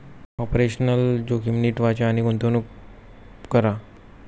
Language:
Marathi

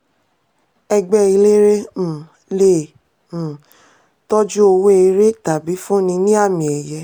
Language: Yoruba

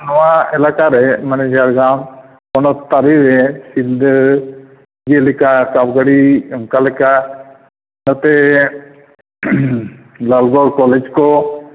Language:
Santali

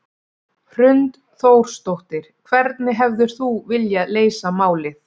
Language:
Icelandic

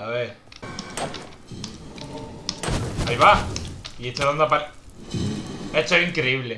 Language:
Spanish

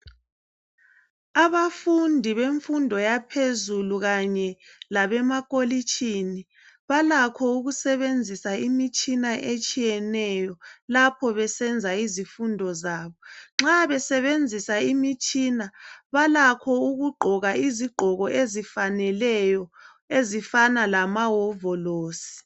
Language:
North Ndebele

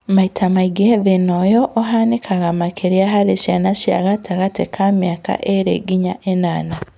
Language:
Kikuyu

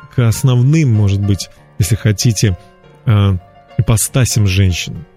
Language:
Russian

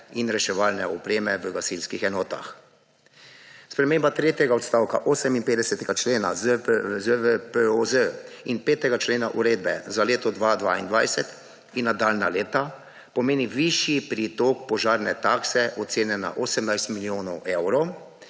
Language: Slovenian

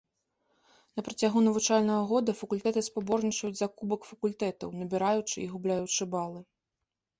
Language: Belarusian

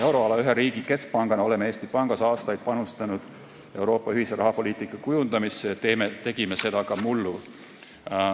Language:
Estonian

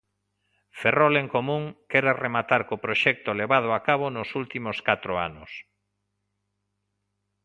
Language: Galician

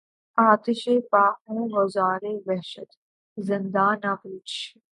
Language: Urdu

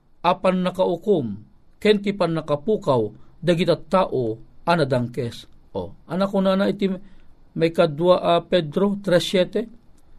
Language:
Filipino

